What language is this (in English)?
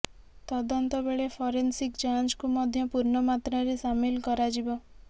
Odia